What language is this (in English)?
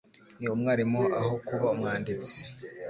Kinyarwanda